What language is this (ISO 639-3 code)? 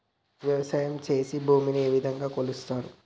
tel